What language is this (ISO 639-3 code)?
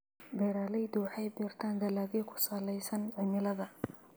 som